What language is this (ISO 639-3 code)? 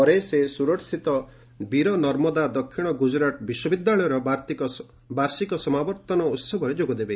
ori